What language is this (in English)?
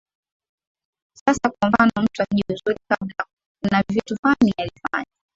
Swahili